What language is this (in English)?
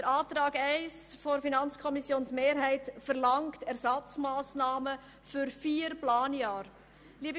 Swiss German